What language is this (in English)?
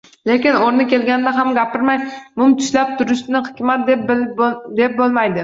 Uzbek